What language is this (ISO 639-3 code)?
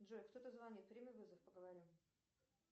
rus